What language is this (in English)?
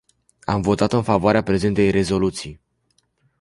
Romanian